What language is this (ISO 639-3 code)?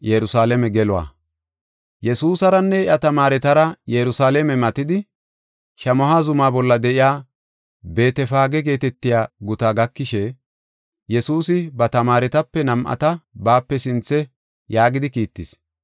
gof